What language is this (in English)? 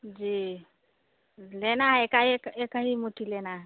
Hindi